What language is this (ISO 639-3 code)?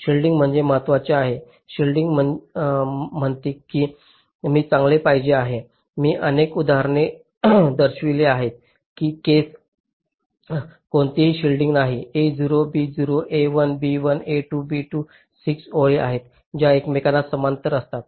mar